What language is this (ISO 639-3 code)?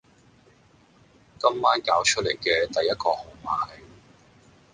yue